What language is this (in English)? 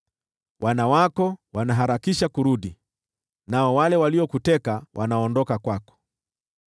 Swahili